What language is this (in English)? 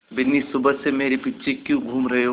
Hindi